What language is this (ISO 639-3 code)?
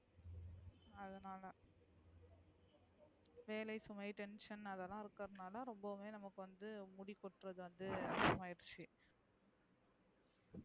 tam